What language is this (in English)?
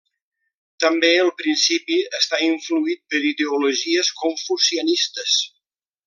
Catalan